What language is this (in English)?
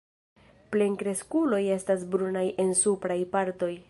Esperanto